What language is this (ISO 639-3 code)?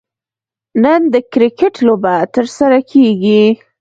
pus